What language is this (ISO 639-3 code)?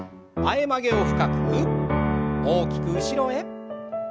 jpn